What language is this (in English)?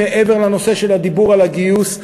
Hebrew